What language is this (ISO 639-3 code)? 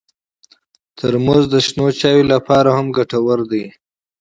pus